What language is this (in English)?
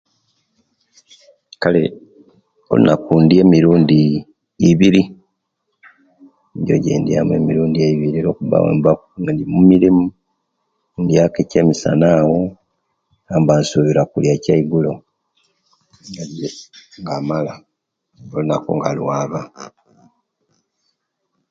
Kenyi